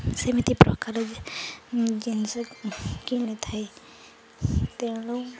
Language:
Odia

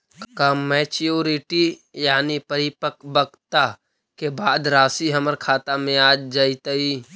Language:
Magahi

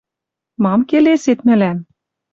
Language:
Western Mari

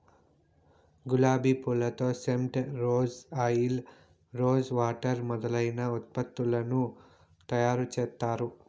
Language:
Telugu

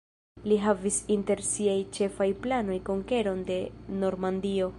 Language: Esperanto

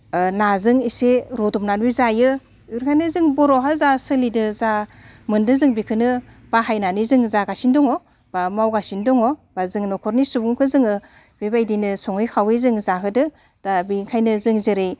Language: Bodo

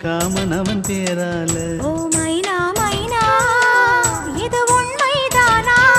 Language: Tamil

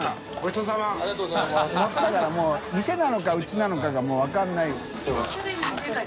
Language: Japanese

